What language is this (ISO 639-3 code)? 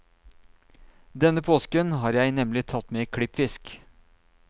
nor